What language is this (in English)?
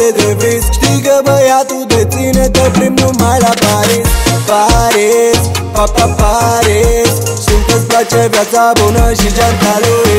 Romanian